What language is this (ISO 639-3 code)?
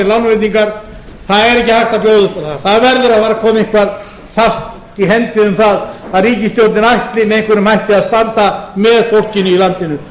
isl